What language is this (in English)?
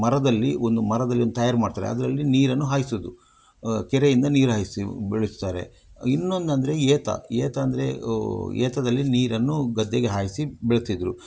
Kannada